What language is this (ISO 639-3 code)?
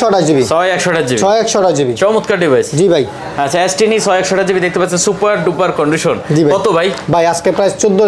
ben